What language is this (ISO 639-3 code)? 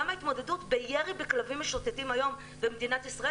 heb